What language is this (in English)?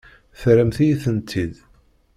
Kabyle